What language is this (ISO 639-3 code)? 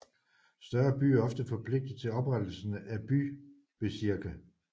dan